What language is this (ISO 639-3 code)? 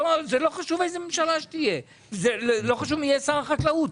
heb